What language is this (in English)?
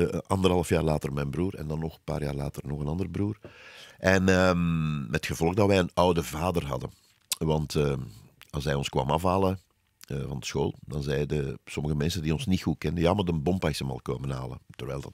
Dutch